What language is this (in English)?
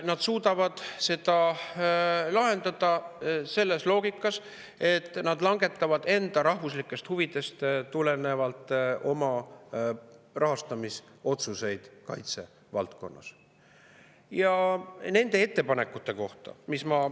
Estonian